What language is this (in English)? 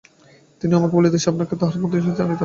Bangla